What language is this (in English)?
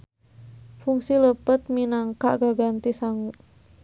Sundanese